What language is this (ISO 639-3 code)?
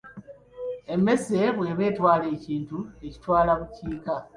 lug